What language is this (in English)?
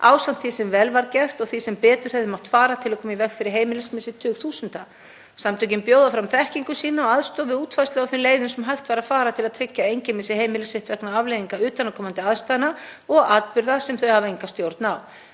Icelandic